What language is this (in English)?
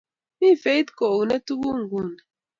Kalenjin